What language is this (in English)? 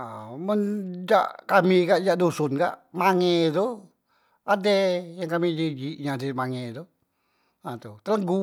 Musi